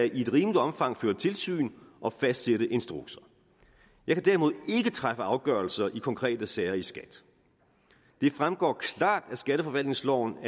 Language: Danish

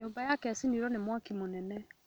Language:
Kikuyu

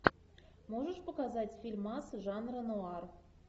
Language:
Russian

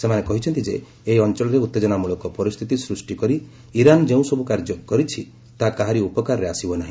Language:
Odia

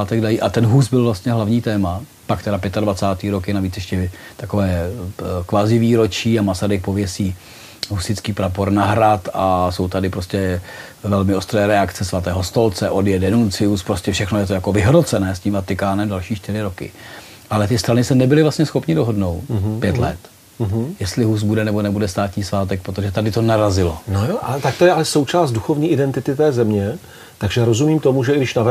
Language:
Czech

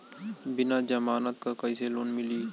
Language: Bhojpuri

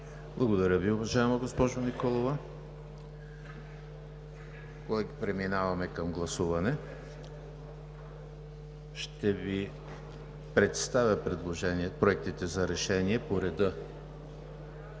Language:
Bulgarian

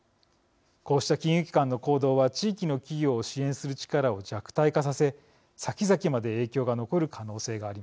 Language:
Japanese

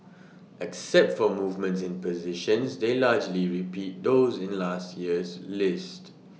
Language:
English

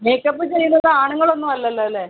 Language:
Malayalam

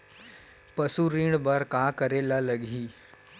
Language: Chhattisgarhi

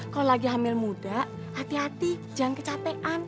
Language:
Indonesian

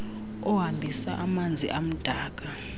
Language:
Xhosa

